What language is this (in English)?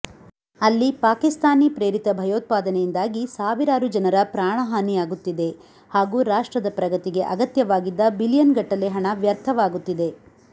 Kannada